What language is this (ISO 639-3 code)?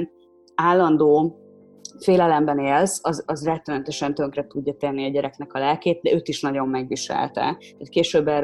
hun